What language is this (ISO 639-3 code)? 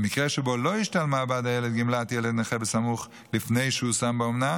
heb